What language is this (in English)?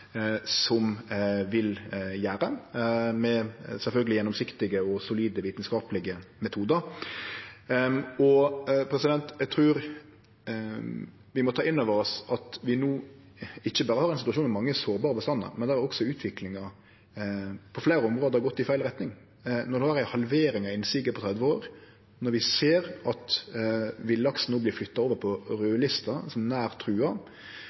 Norwegian Nynorsk